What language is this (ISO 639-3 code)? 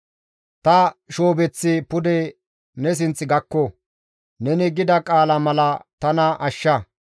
gmv